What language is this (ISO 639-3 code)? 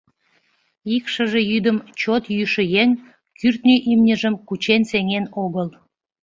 chm